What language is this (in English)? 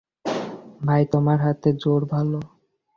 Bangla